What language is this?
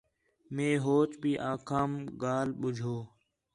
Khetrani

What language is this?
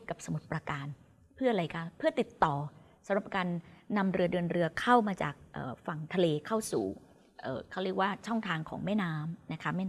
Thai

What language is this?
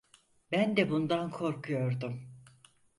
Turkish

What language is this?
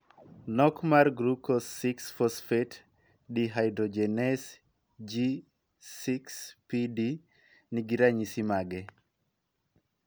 Luo (Kenya and Tanzania)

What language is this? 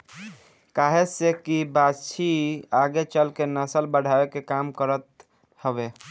Bhojpuri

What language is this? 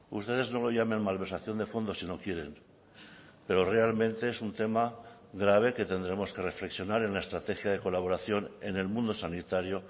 Spanish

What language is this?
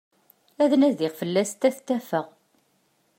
Kabyle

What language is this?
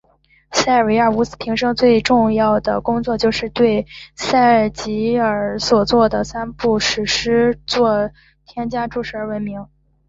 Chinese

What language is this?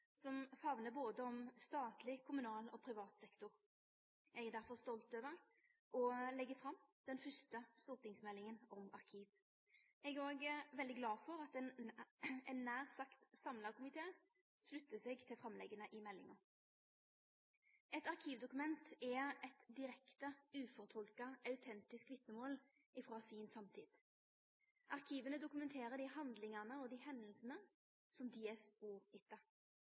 Norwegian Nynorsk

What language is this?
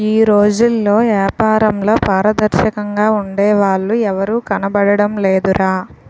Telugu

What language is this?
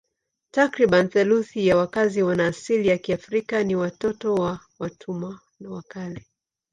Swahili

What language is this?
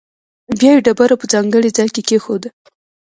Pashto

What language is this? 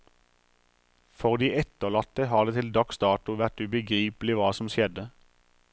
Norwegian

